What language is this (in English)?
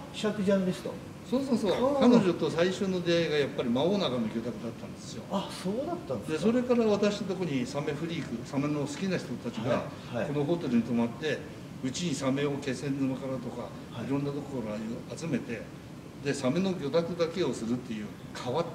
Japanese